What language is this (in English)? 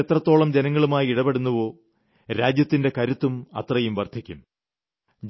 Malayalam